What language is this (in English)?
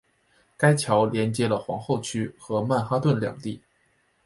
Chinese